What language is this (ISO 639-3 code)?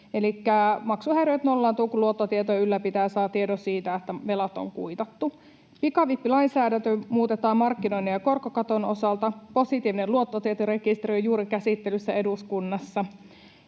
fin